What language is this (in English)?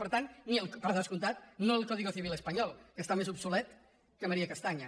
Catalan